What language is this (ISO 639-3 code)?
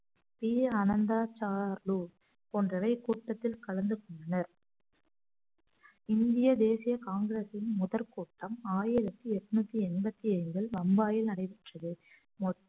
tam